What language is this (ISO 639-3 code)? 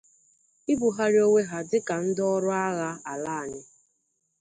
ibo